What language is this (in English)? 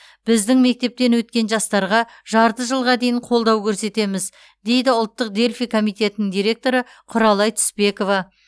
Kazakh